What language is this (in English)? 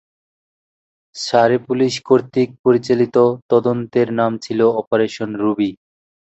Bangla